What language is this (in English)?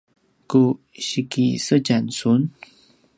Paiwan